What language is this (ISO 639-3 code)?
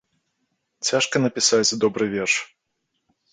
bel